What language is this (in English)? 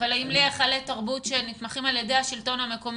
Hebrew